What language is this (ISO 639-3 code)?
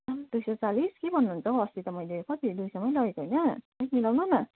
nep